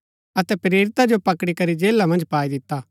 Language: Gaddi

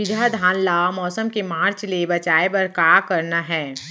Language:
Chhattisgarhi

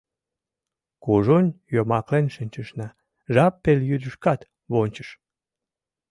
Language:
Mari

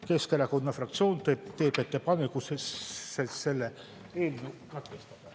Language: Estonian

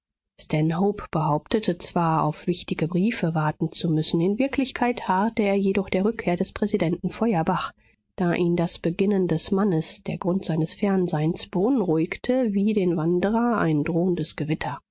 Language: German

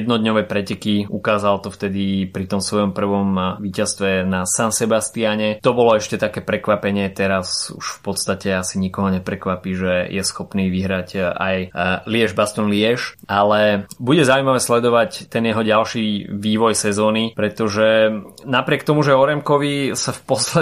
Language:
Slovak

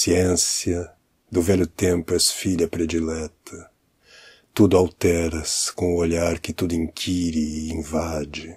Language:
Portuguese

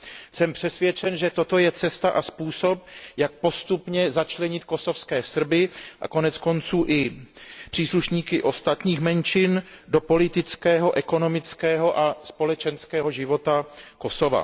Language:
Czech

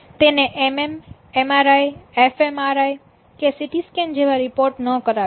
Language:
Gujarati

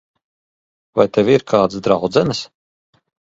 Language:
Latvian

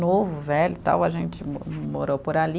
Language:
Portuguese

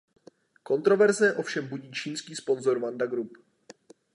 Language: Czech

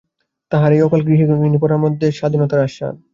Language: Bangla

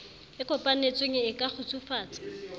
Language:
Southern Sotho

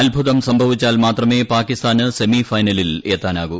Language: Malayalam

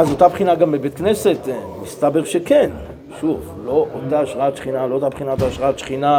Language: Hebrew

